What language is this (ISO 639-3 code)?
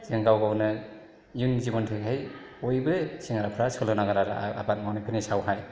brx